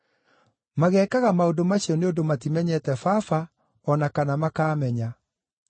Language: Kikuyu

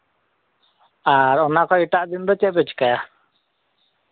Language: Santali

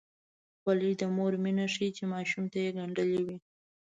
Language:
Pashto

